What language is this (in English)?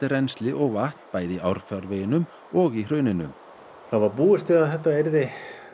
Icelandic